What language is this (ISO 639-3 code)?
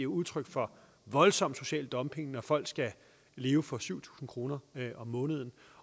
dan